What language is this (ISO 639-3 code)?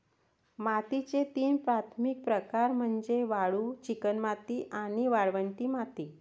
mar